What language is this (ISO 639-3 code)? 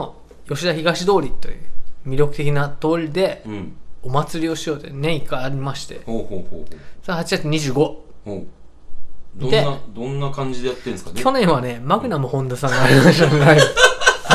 jpn